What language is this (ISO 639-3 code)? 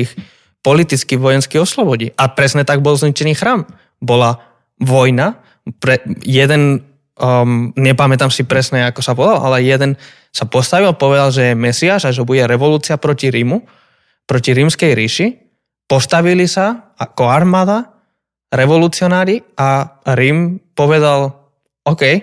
slk